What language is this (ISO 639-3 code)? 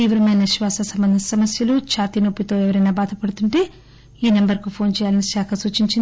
tel